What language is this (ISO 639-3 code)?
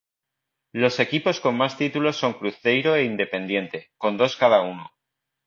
spa